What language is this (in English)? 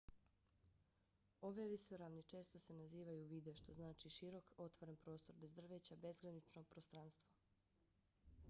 Bosnian